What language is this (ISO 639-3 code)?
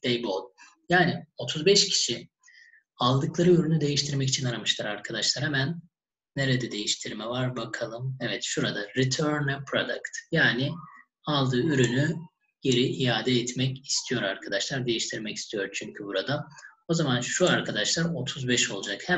tur